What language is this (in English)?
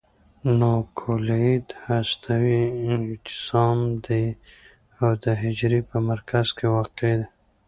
Pashto